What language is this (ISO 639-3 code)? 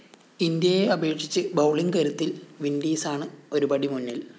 mal